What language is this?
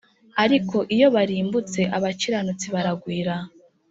Kinyarwanda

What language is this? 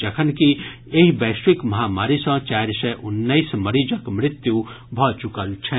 Maithili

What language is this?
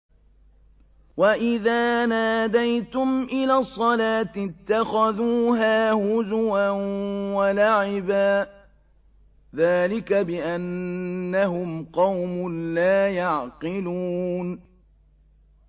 Arabic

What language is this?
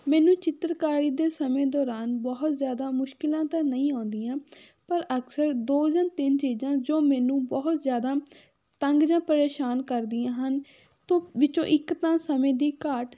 Punjabi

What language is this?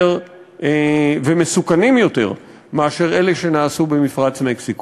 Hebrew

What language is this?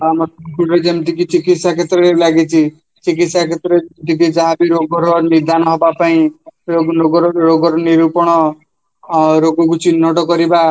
Odia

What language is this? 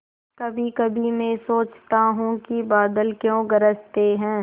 Hindi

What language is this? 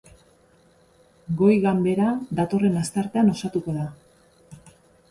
Basque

